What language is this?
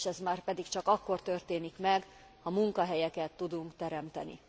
Hungarian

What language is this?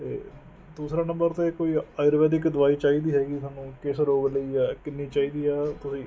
Punjabi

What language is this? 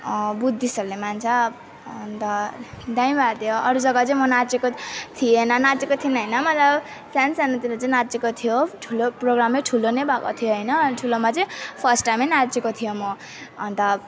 Nepali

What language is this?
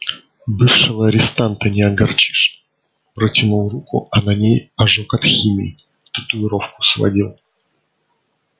Russian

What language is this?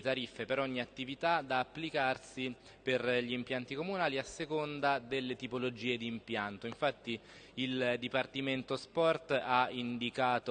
Italian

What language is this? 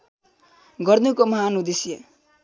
Nepali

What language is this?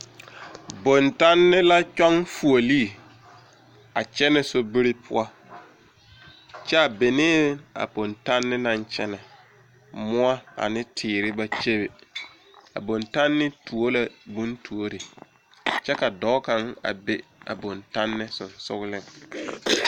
Southern Dagaare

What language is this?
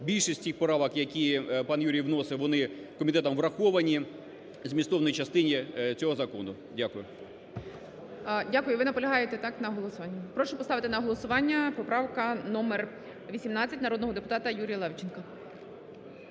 Ukrainian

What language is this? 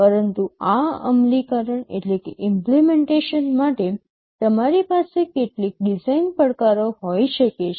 Gujarati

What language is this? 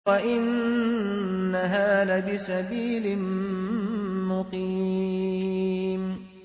Arabic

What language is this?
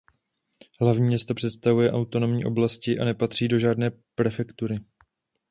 Czech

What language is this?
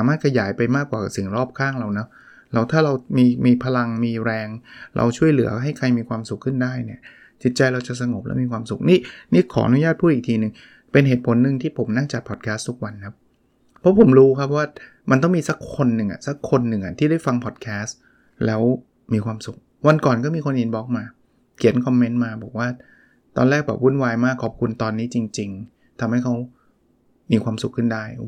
Thai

